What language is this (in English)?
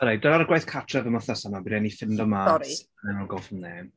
Welsh